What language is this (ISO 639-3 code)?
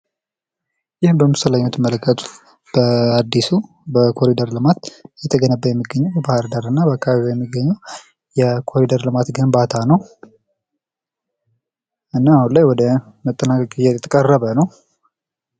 amh